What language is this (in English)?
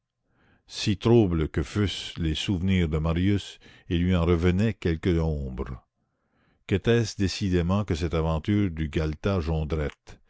French